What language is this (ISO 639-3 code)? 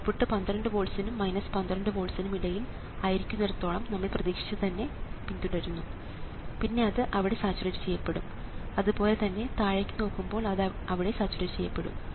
mal